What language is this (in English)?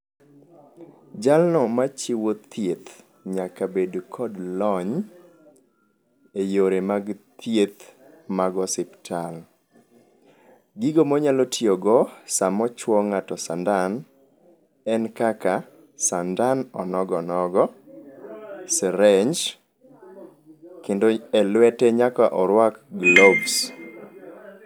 Luo (Kenya and Tanzania)